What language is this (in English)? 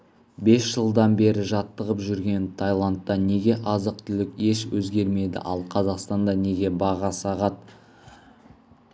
Kazakh